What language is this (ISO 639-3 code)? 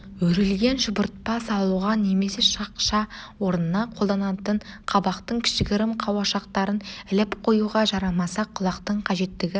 kaz